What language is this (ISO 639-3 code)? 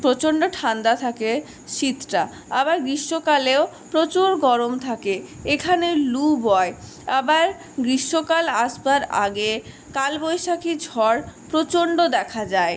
ben